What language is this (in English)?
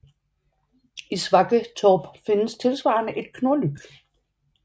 Danish